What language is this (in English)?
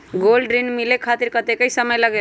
Magahi